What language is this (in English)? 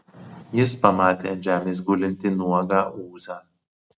Lithuanian